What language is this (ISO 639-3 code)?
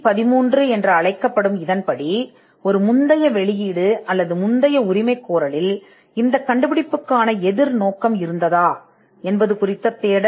tam